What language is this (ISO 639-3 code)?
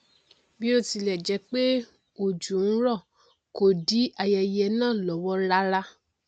yor